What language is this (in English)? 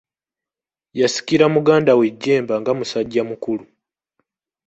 Ganda